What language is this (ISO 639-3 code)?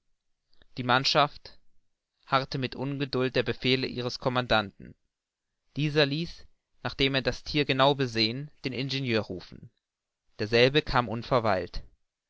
deu